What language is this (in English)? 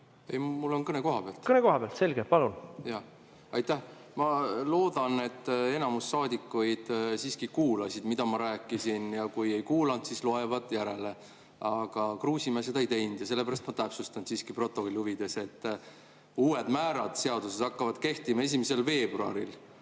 Estonian